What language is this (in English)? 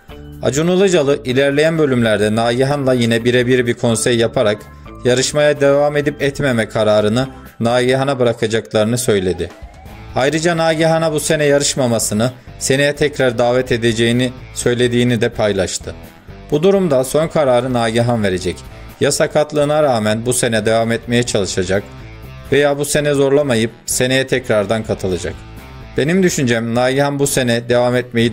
Turkish